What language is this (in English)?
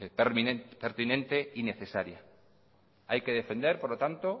Spanish